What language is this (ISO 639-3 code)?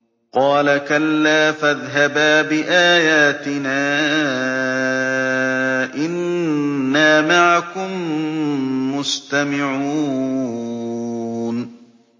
ara